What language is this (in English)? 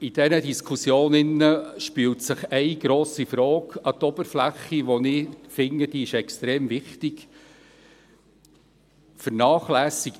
Swiss German